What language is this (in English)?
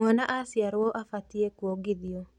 Kikuyu